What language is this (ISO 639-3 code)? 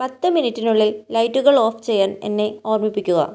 mal